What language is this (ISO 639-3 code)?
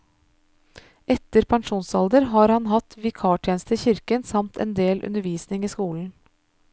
nor